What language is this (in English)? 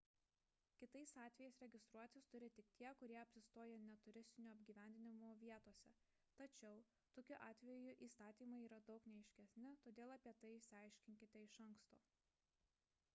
Lithuanian